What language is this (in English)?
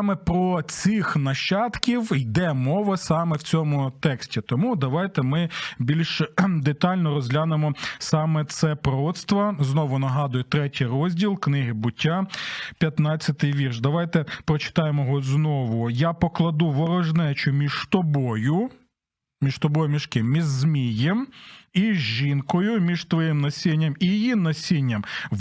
Ukrainian